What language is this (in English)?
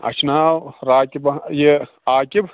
Kashmiri